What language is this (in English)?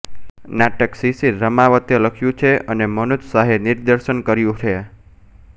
Gujarati